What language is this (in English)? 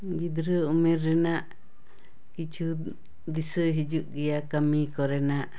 Santali